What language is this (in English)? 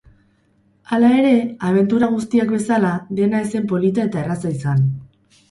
Basque